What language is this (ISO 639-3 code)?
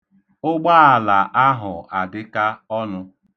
ibo